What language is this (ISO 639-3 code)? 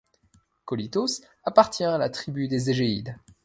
fra